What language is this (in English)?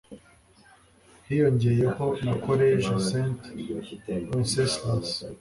Kinyarwanda